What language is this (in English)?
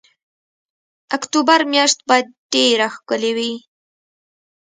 Pashto